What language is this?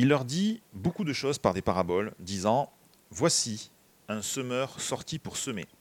French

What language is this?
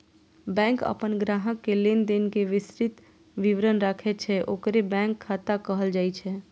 Maithili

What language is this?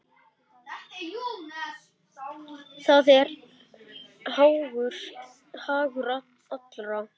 Icelandic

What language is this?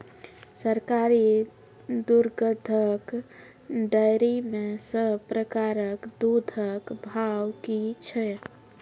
Maithili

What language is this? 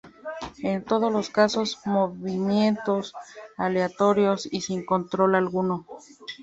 Spanish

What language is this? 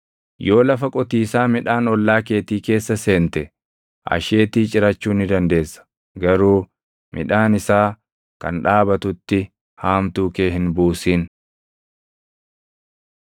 Oromo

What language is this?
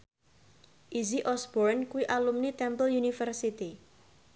Javanese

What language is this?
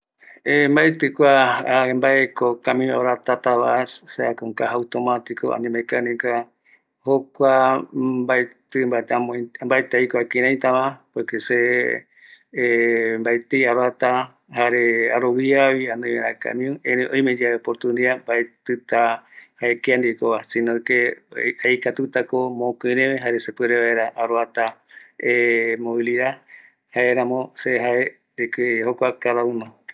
Eastern Bolivian Guaraní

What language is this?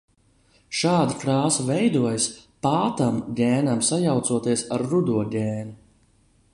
Latvian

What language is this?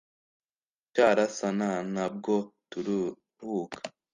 Kinyarwanda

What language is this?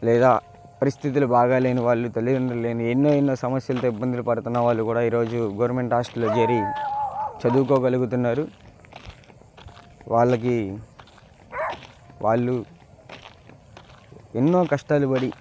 Telugu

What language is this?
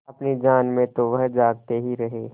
Hindi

